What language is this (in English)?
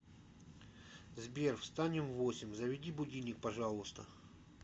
Russian